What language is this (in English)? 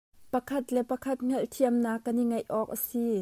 Hakha Chin